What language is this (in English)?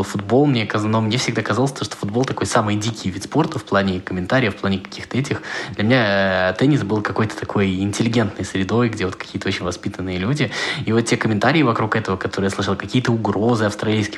Russian